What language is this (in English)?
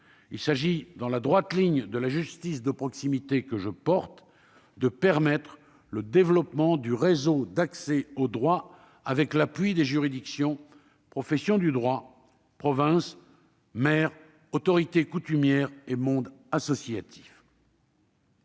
French